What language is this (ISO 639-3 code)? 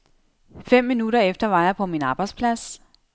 dan